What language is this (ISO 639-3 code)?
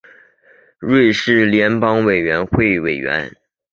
zho